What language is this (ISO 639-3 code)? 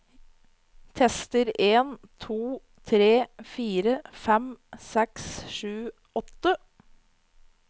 nor